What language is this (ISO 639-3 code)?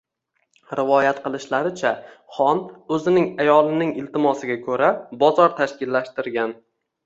uzb